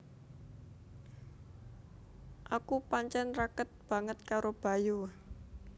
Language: Javanese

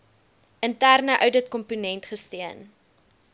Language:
Afrikaans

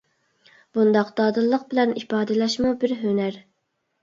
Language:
Uyghur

